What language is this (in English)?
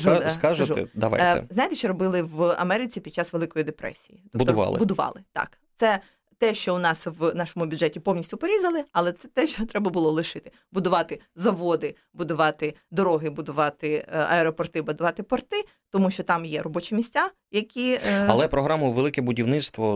Ukrainian